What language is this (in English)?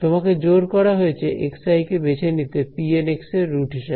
Bangla